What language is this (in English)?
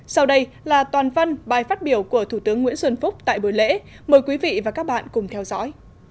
Vietnamese